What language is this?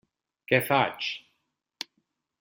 Catalan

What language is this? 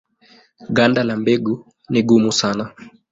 Swahili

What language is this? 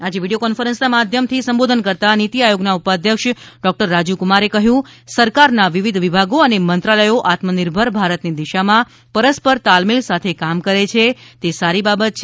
Gujarati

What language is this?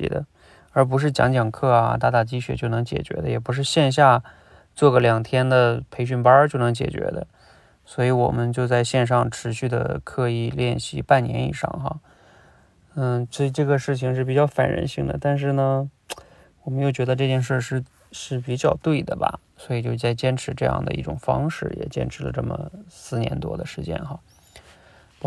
Chinese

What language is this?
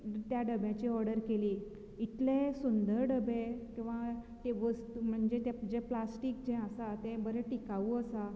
Konkani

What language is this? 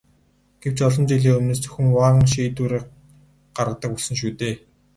Mongolian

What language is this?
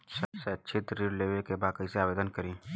Bhojpuri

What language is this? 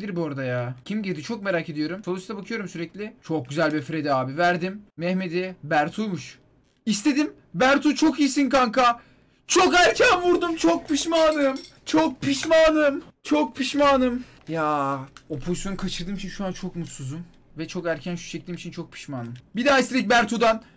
Turkish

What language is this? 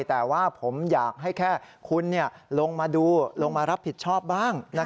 Thai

